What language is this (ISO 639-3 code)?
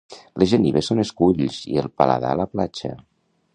cat